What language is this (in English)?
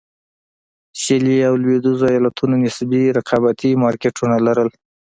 Pashto